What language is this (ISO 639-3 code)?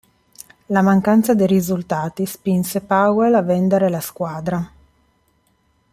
ita